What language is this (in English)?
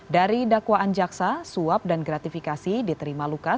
Indonesian